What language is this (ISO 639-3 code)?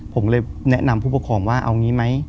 tha